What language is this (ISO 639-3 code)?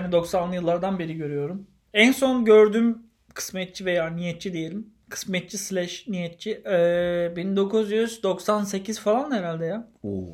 tur